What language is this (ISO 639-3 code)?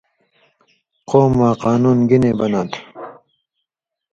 mvy